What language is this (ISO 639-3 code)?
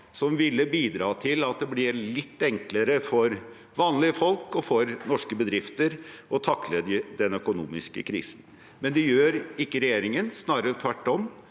nor